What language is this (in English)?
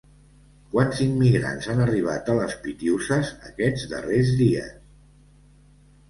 Catalan